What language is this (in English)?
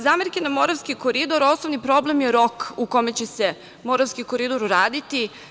Serbian